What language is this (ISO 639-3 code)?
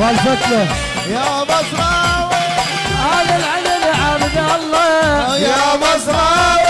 ara